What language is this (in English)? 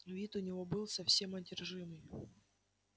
Russian